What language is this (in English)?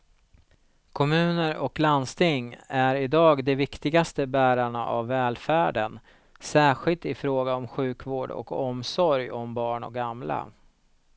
Swedish